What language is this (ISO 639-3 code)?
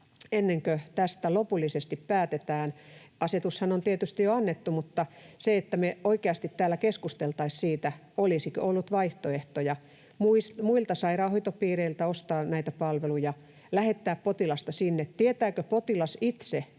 fin